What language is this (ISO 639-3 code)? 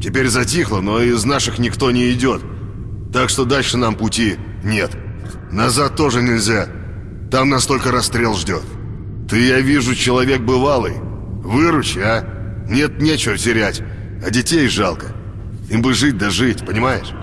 rus